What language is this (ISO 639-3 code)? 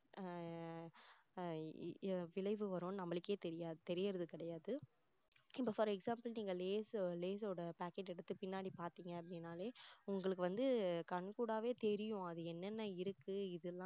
tam